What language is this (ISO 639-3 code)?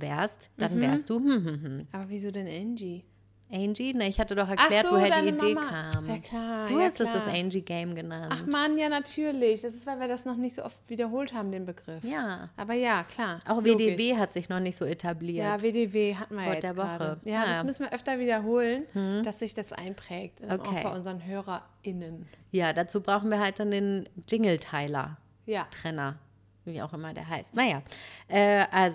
deu